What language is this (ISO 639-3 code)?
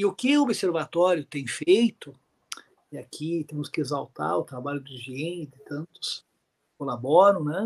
por